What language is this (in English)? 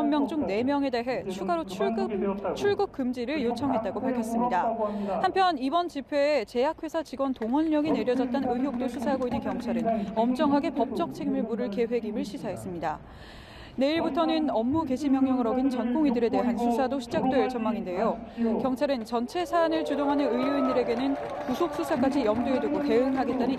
Korean